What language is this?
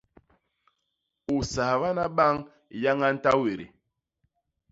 Basaa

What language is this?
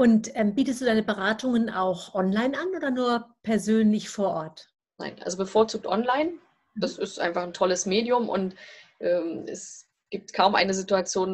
German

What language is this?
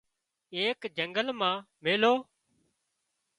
Wadiyara Koli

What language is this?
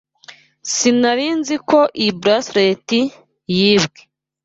Kinyarwanda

